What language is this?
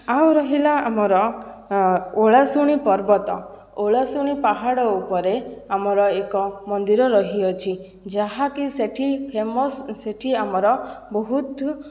Odia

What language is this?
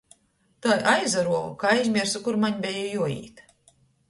Latgalian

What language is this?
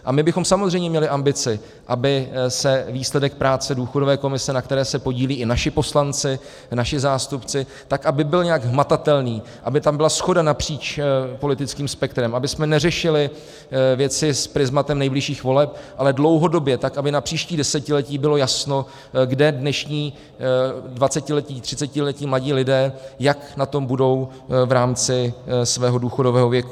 Czech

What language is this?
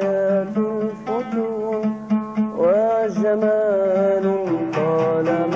Arabic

